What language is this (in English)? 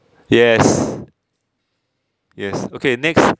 English